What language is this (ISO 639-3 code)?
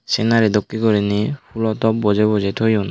ccp